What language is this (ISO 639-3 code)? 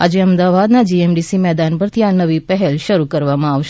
guj